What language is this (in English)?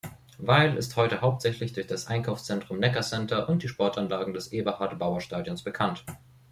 German